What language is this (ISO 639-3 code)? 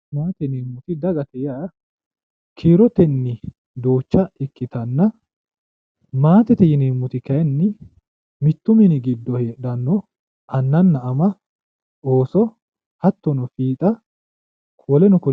sid